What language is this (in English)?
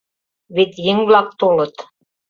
Mari